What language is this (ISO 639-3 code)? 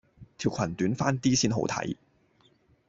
yue